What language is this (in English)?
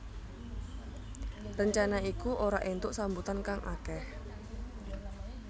Javanese